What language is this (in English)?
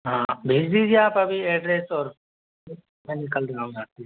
Hindi